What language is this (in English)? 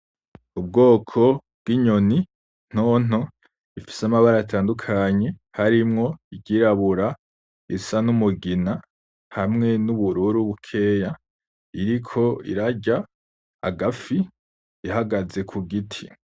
Rundi